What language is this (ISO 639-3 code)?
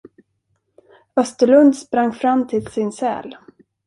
swe